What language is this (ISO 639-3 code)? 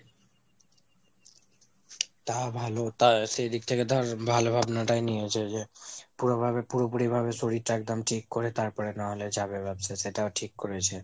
ben